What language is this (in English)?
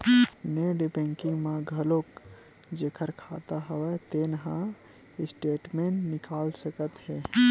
Chhattisgarhi